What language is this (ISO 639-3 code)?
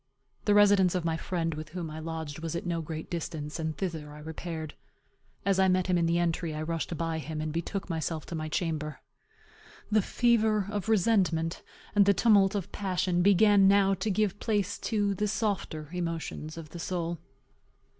eng